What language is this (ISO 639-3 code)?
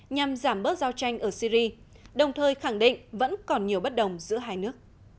vie